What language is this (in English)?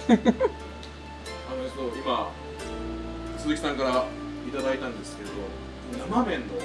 Japanese